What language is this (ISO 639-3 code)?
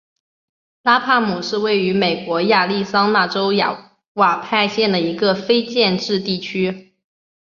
zho